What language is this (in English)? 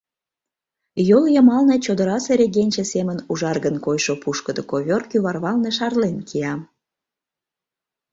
Mari